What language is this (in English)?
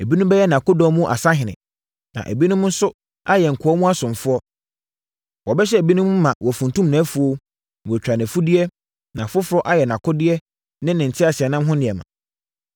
Akan